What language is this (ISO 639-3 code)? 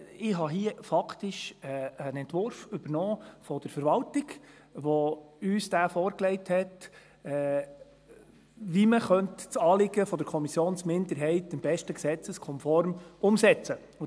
gsw